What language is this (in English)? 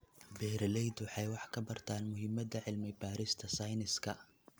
Somali